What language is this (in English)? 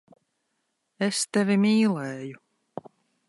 Latvian